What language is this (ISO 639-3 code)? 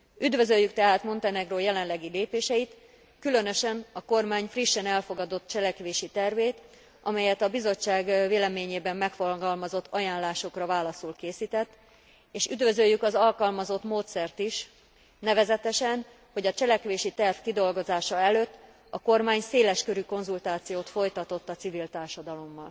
hun